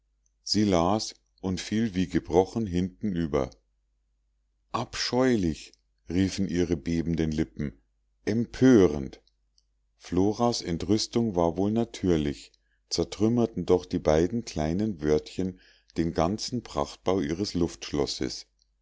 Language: German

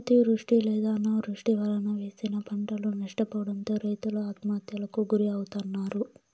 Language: Telugu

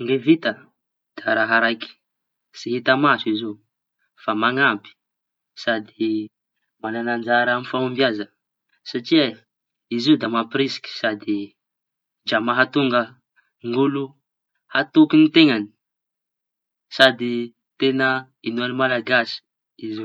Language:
Tanosy Malagasy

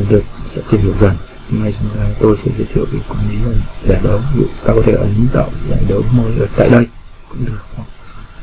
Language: Vietnamese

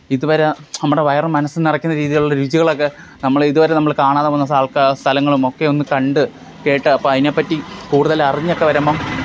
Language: Malayalam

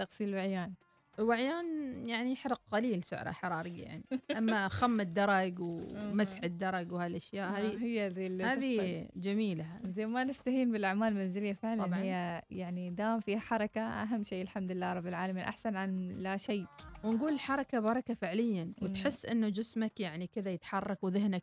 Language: Arabic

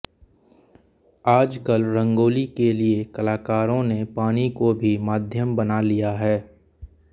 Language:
Hindi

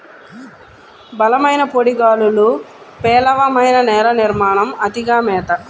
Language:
Telugu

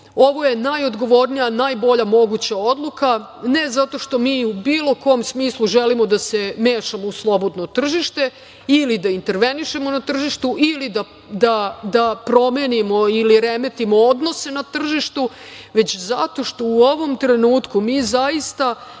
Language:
Serbian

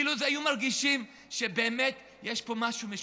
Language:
Hebrew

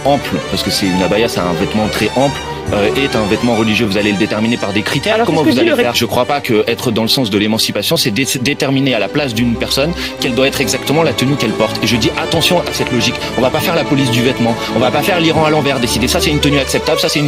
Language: French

